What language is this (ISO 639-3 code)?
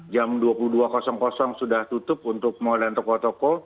ind